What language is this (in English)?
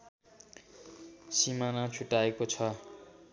Nepali